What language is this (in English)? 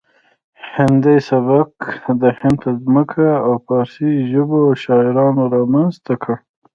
Pashto